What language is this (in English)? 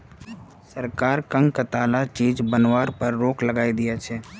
Magahi